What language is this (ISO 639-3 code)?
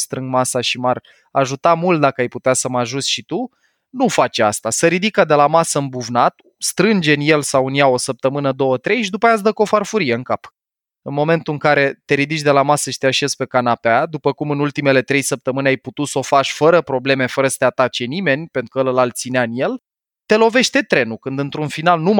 ron